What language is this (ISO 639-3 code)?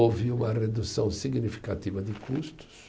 por